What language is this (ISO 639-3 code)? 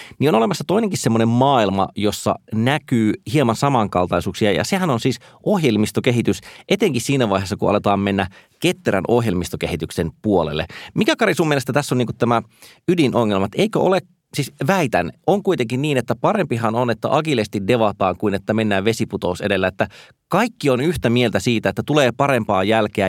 fin